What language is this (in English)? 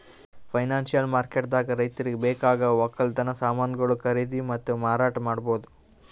Kannada